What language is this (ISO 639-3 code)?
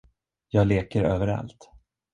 swe